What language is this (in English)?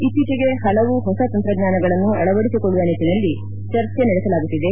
Kannada